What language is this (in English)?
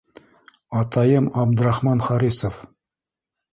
Bashkir